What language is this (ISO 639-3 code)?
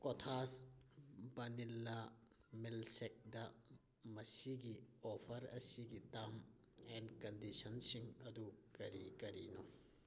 mni